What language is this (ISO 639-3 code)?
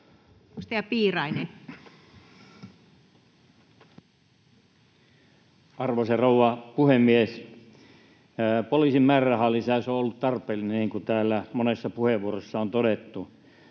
fin